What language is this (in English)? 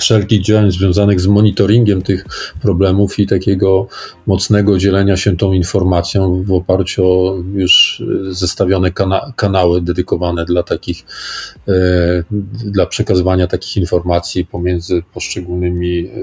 Polish